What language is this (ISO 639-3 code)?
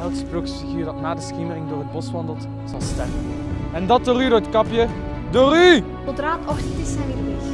nld